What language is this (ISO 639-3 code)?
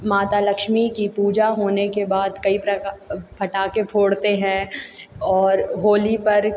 hin